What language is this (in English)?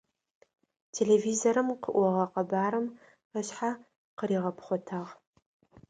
Adyghe